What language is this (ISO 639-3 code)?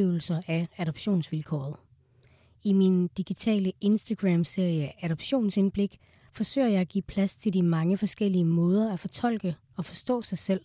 dan